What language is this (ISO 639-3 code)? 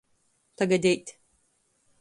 ltg